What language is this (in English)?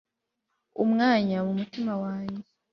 Kinyarwanda